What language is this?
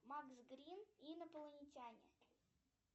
Russian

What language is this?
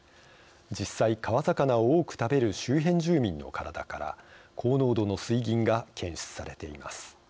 Japanese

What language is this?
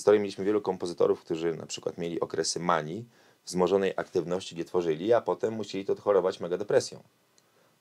Polish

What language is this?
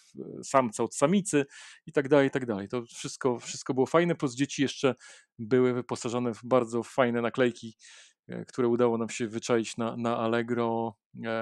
Polish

